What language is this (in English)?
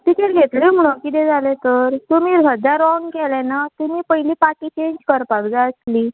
Konkani